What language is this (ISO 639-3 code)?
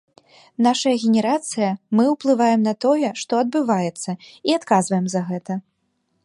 bel